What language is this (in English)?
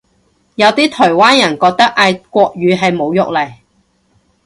Cantonese